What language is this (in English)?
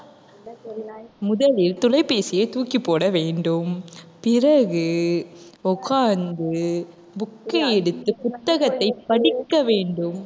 Tamil